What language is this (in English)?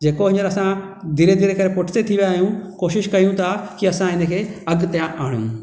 Sindhi